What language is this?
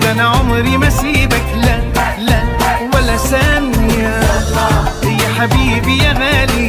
Arabic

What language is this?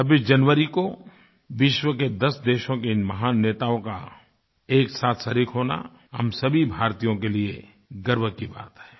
Hindi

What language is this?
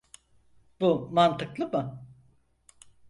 Turkish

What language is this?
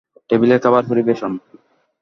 Bangla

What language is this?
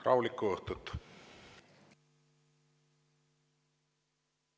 Estonian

